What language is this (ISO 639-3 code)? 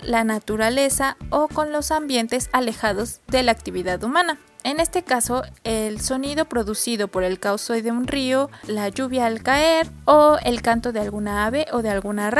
spa